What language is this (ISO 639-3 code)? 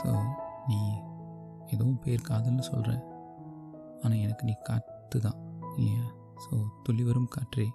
tam